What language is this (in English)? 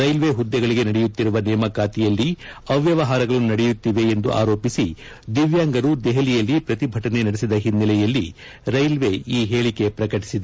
Kannada